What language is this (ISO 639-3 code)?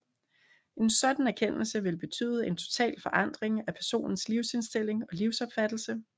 dan